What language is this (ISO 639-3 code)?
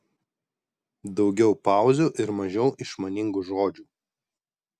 lit